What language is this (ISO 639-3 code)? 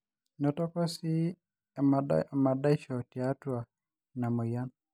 mas